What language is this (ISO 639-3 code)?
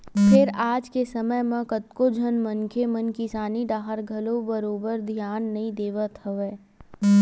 hne